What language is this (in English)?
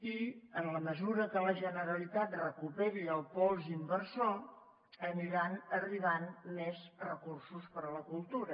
Catalan